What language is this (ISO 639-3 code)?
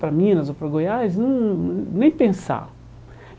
por